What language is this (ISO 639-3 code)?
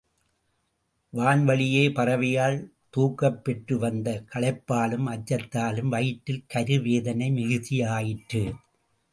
tam